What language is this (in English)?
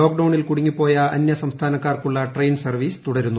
Malayalam